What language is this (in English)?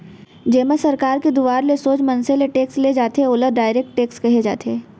Chhattisgarhi